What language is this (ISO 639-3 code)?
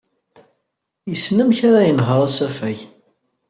kab